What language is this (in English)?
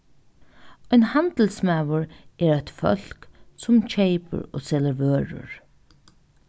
Faroese